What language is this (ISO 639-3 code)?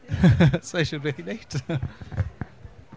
cym